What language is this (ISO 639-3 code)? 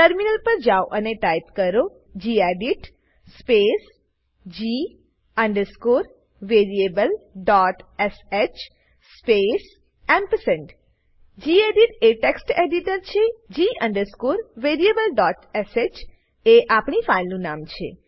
guj